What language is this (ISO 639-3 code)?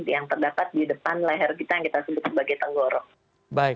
ind